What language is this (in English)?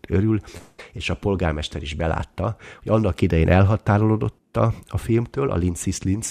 Hungarian